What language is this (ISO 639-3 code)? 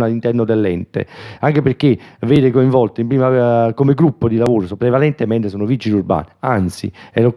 ita